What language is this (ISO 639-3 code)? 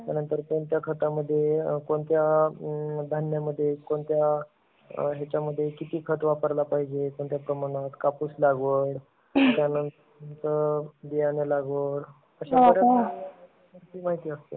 mar